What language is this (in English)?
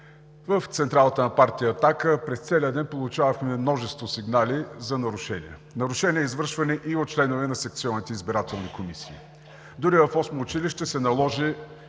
Bulgarian